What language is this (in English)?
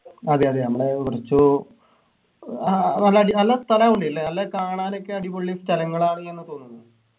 Malayalam